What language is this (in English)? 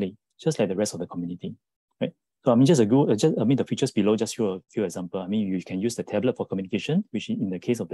English